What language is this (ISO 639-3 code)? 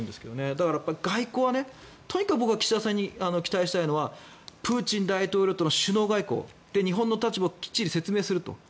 jpn